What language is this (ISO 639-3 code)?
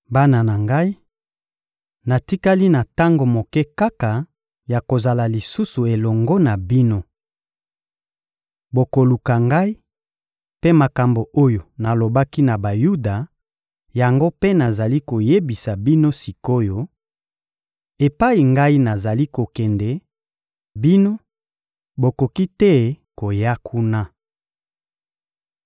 lin